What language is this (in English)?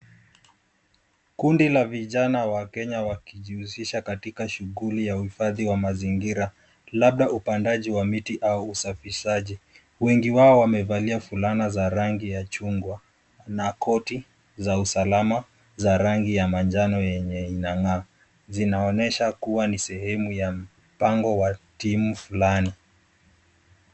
Swahili